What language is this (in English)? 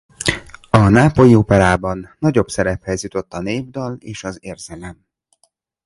Hungarian